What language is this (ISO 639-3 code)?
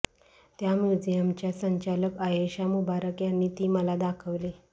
mar